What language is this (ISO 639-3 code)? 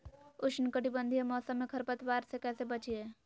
mag